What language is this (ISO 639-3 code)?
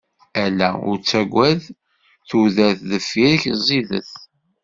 kab